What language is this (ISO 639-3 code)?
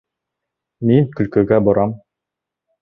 bak